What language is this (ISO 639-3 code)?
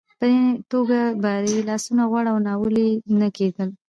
pus